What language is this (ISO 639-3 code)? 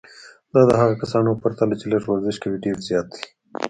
pus